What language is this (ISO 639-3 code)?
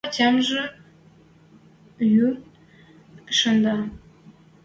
mrj